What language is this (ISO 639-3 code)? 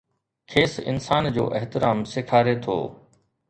snd